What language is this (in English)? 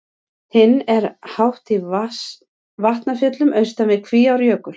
Icelandic